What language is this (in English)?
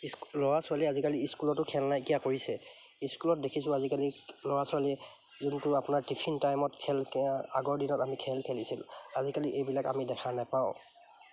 Assamese